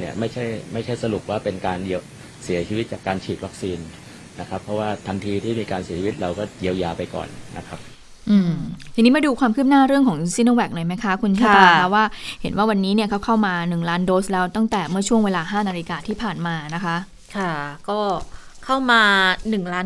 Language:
Thai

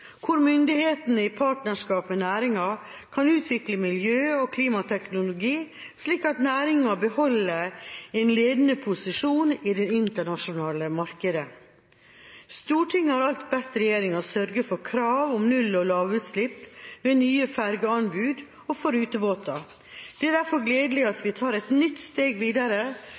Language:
Norwegian Bokmål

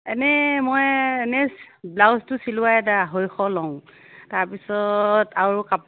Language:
Assamese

